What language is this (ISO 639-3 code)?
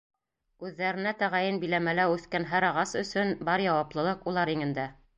bak